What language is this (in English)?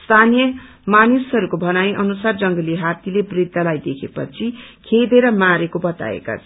Nepali